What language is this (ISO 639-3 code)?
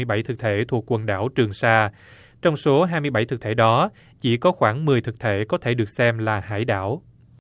vie